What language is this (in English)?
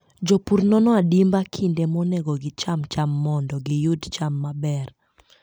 Luo (Kenya and Tanzania)